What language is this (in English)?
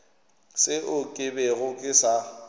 Northern Sotho